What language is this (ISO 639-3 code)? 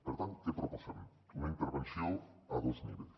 cat